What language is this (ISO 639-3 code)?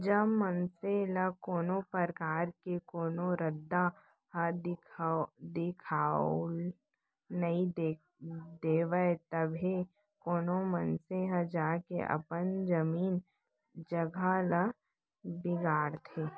hne